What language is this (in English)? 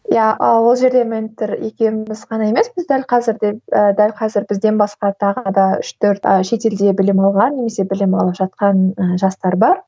Kazakh